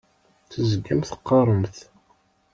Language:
Kabyle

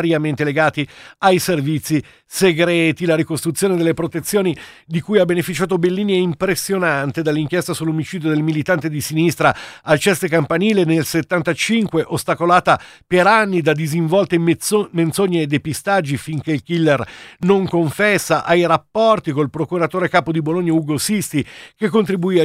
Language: Italian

